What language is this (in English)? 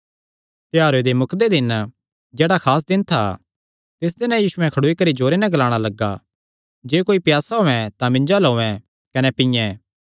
Kangri